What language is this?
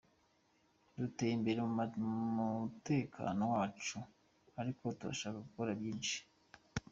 Kinyarwanda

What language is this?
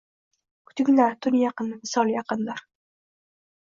Uzbek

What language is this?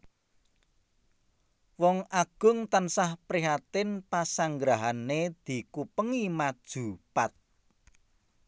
Javanese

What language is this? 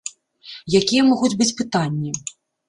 Belarusian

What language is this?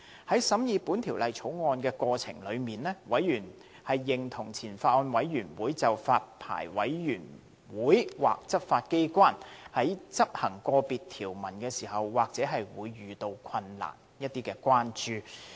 Cantonese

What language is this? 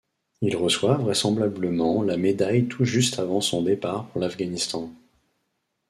French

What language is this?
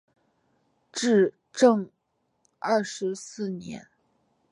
Chinese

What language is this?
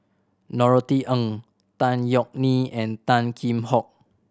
English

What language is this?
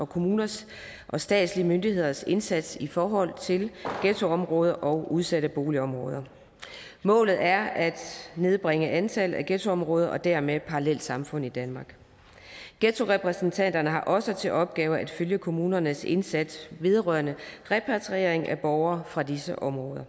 Danish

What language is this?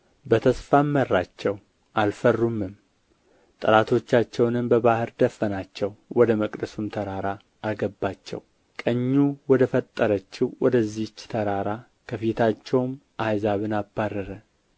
Amharic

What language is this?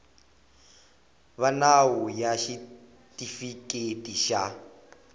Tsonga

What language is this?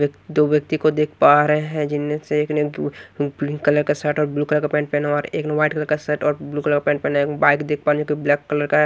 Hindi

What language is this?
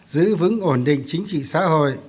Vietnamese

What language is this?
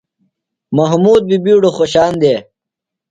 Phalura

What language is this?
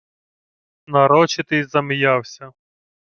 Ukrainian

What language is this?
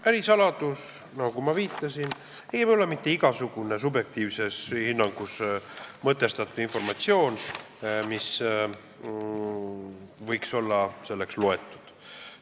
Estonian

